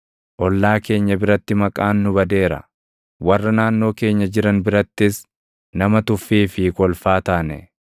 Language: Oromo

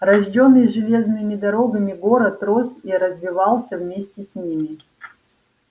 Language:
Russian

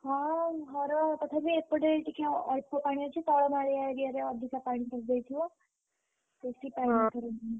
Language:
Odia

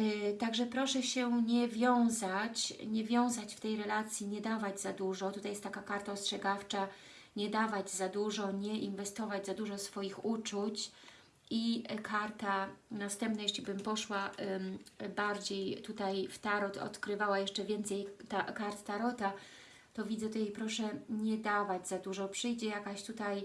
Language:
Polish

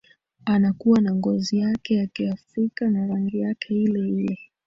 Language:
Swahili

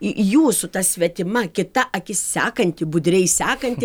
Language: Lithuanian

